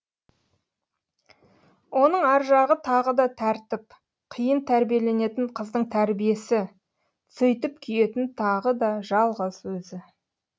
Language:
Kazakh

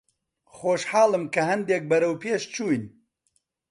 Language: Central Kurdish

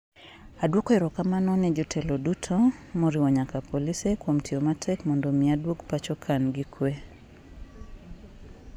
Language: Luo (Kenya and Tanzania)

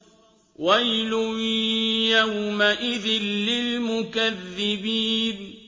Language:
Arabic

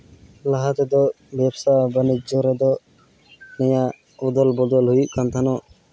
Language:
Santali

